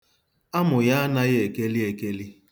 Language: Igbo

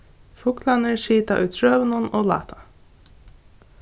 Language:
Faroese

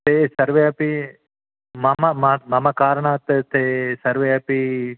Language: Sanskrit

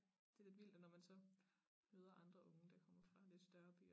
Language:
Danish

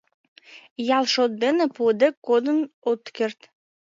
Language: Mari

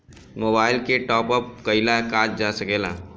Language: Bhojpuri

